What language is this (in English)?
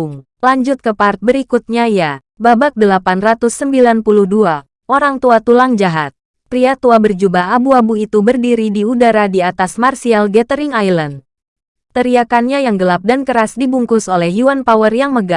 Indonesian